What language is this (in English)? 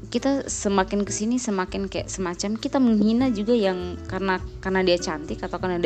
Indonesian